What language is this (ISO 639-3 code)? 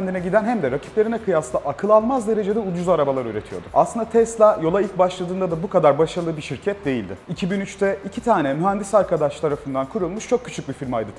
tur